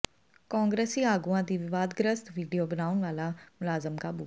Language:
Punjabi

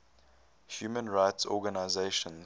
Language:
English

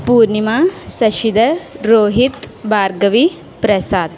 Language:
Telugu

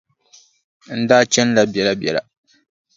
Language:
Dagbani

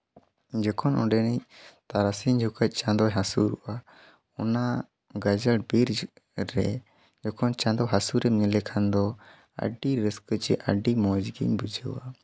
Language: Santali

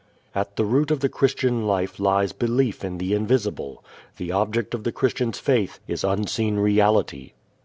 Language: English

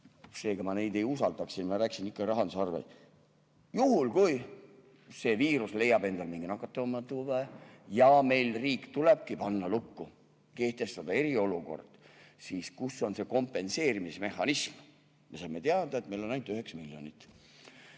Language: Estonian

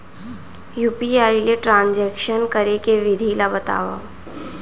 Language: Chhattisgarhi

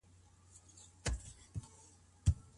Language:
Pashto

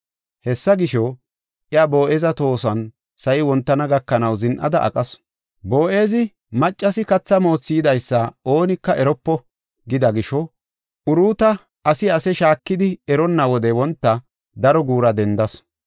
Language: Gofa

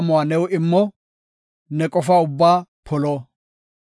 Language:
Gofa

